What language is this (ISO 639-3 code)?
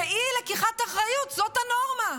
heb